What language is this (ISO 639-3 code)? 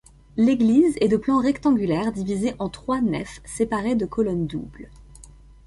fra